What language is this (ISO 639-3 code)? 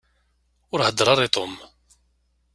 kab